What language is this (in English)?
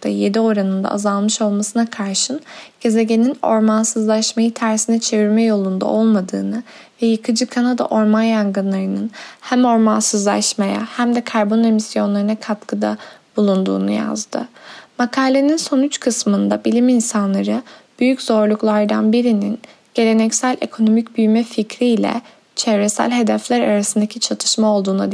Turkish